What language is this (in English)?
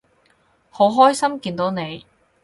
Cantonese